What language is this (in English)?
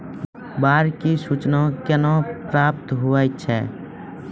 Maithili